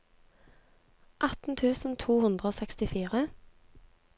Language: Norwegian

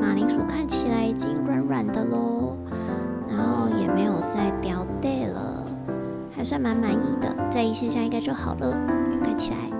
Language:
Chinese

